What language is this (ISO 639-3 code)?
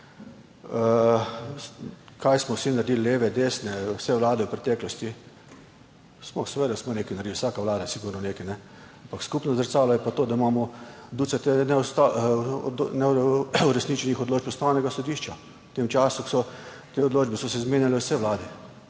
slv